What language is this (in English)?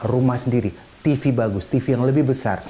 Indonesian